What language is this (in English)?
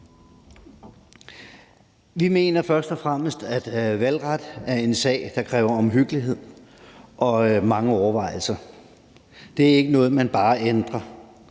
Danish